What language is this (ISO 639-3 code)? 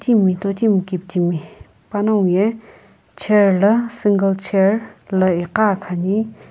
nsm